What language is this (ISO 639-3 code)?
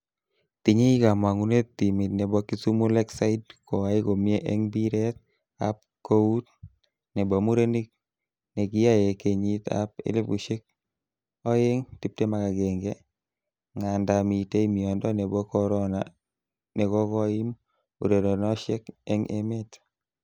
kln